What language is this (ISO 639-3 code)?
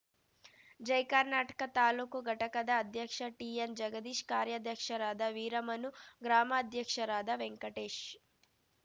kan